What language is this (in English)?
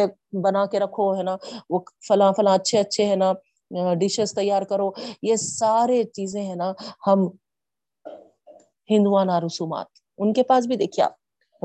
Urdu